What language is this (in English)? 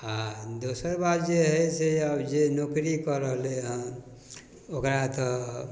Maithili